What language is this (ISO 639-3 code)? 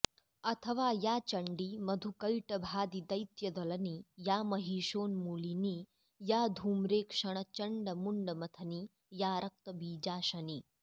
san